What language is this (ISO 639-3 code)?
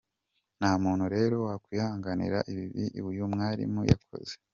kin